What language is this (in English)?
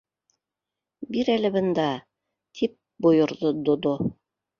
Bashkir